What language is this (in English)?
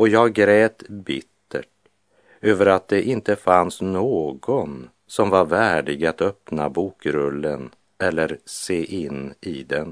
Swedish